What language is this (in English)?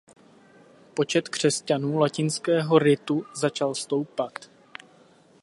Czech